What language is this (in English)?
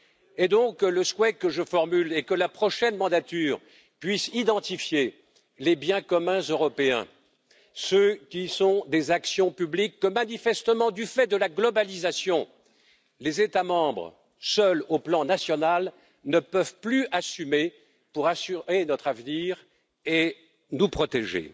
French